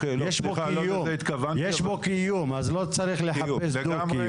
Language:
Hebrew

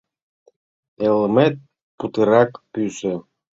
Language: Mari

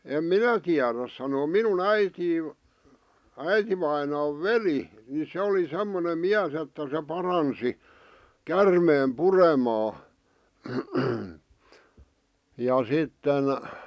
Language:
Finnish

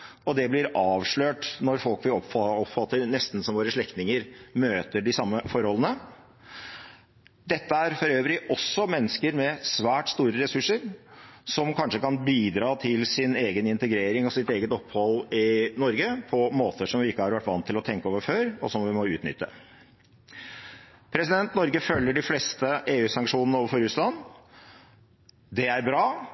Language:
Norwegian Bokmål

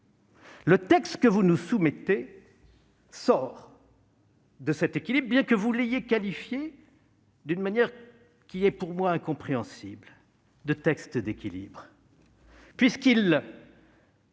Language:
French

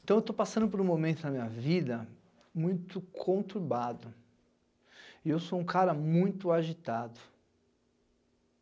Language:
Portuguese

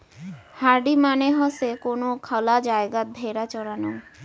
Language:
Bangla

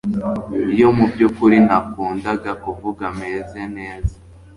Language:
Kinyarwanda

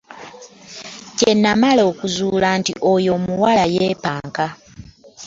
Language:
Ganda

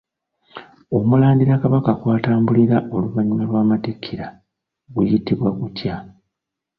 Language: Ganda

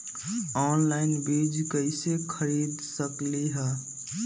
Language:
Magahi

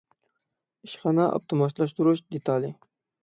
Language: Uyghur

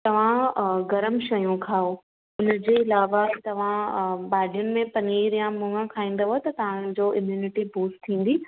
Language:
Sindhi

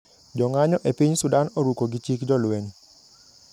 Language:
Luo (Kenya and Tanzania)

